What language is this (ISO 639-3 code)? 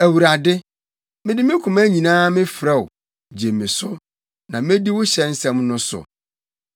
aka